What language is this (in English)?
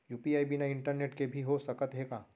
Chhattisgarhi